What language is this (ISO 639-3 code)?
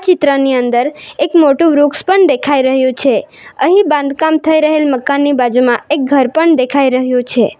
guj